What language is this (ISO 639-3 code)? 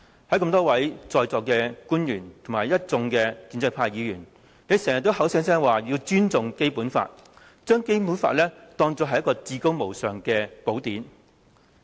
yue